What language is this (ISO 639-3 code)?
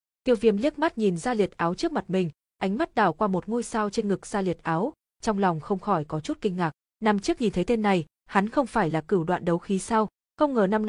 vie